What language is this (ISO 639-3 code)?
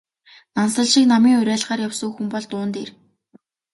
mon